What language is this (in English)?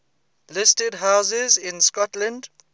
English